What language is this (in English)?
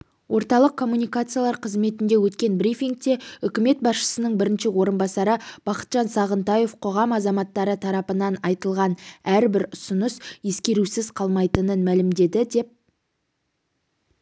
Kazakh